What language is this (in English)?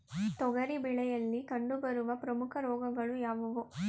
Kannada